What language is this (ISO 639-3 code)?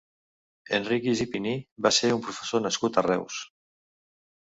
cat